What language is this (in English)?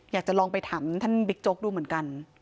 Thai